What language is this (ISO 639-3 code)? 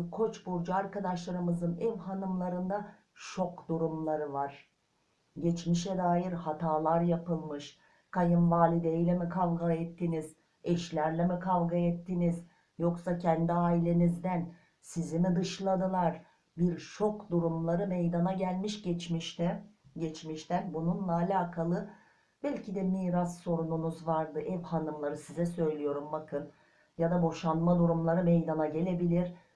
tur